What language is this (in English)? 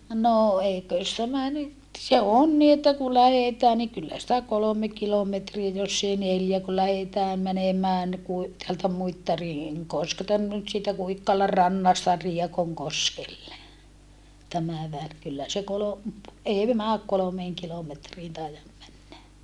Finnish